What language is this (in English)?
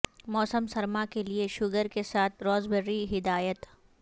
Urdu